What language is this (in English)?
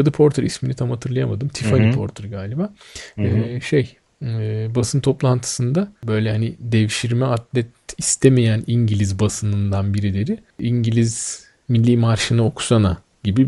Turkish